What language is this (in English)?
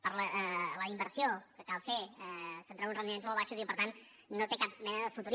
Catalan